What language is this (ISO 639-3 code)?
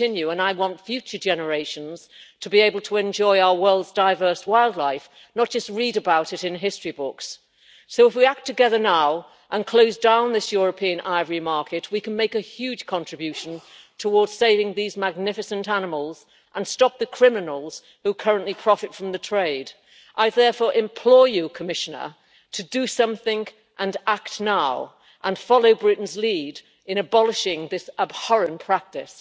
eng